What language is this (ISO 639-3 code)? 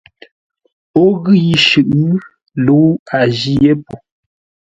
nla